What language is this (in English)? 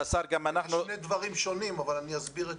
Hebrew